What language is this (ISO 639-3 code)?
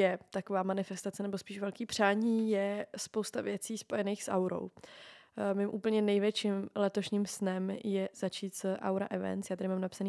ces